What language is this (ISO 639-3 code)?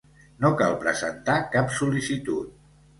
cat